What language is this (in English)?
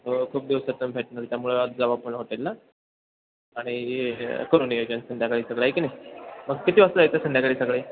Marathi